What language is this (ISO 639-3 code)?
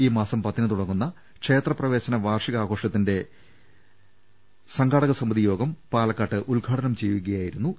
mal